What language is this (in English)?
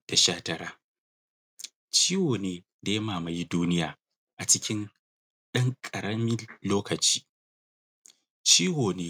Hausa